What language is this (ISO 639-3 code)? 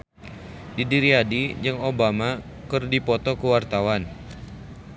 sun